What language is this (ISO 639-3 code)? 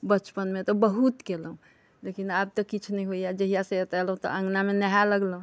mai